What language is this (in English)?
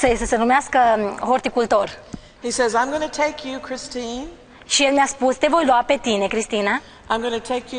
Romanian